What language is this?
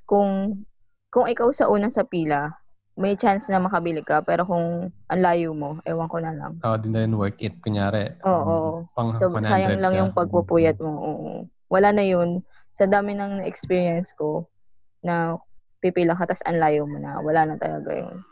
Filipino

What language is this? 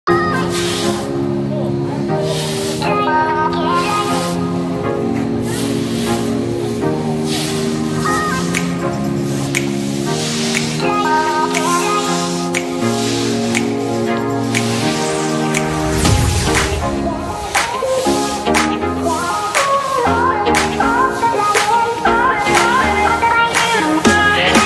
Polish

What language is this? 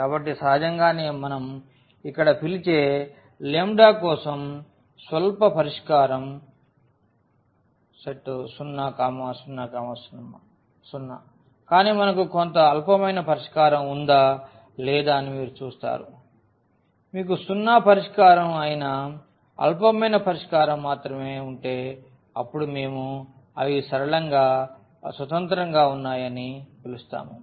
Telugu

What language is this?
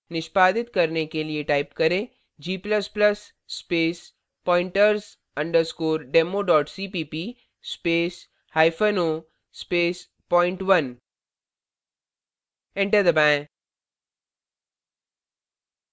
Hindi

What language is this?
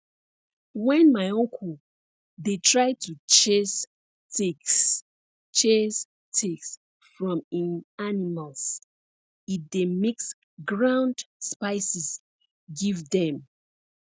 Nigerian Pidgin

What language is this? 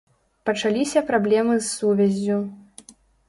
Belarusian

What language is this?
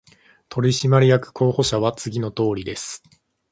Japanese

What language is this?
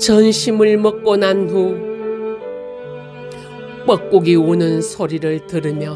Korean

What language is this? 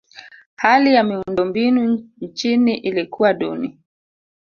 Swahili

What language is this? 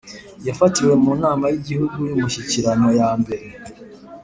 Kinyarwanda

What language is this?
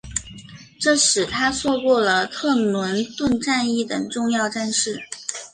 Chinese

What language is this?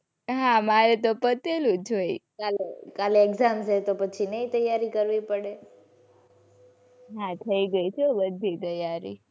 Gujarati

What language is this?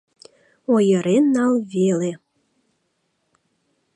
Mari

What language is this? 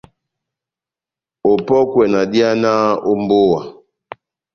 Batanga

